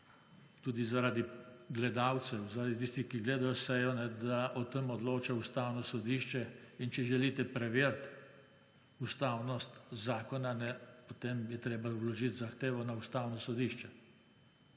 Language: Slovenian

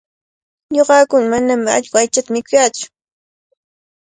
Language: Cajatambo North Lima Quechua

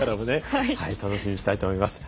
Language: Japanese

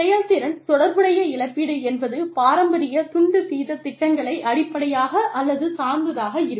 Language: Tamil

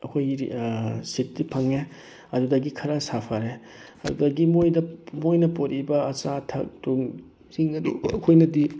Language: Manipuri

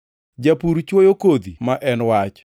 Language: Luo (Kenya and Tanzania)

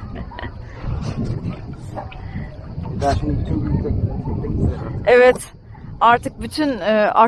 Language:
Turkish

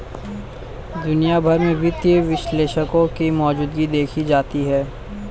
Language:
Hindi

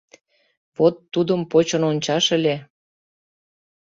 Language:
Mari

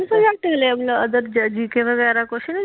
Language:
Punjabi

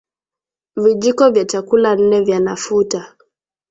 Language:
Swahili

